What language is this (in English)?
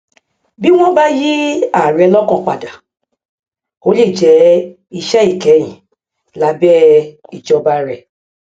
Yoruba